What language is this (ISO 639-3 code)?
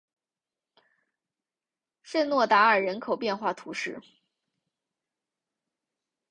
zho